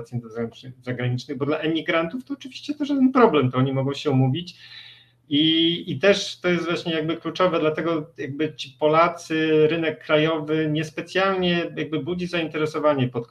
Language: Polish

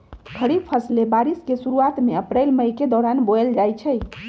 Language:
Magahi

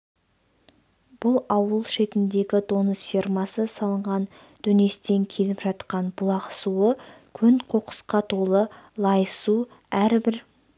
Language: Kazakh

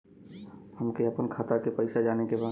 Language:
Bhojpuri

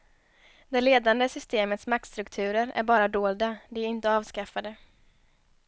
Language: Swedish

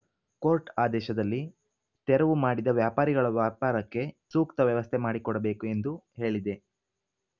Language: Kannada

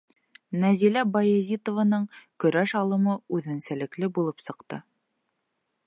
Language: Bashkir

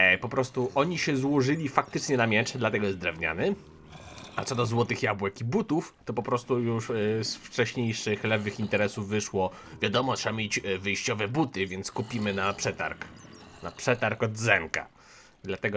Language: Polish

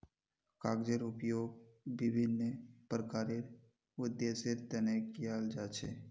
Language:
Magahi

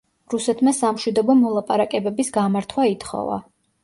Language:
Georgian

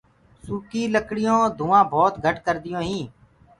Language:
Gurgula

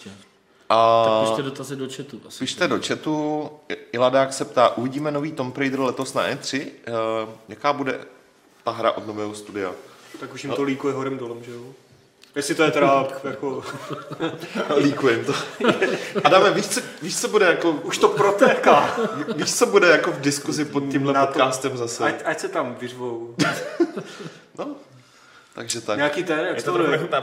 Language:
Czech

